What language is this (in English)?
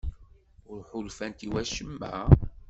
Kabyle